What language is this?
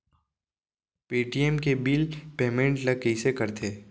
Chhattisgarhi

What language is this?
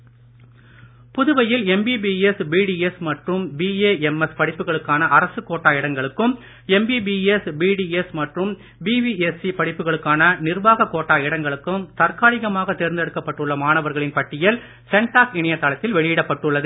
Tamil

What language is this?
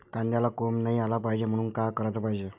Marathi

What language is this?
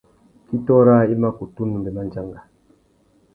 Tuki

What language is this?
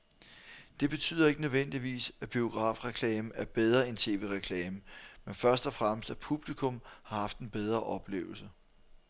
Danish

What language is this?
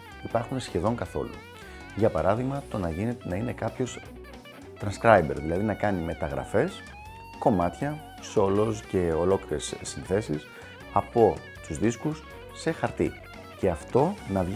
Greek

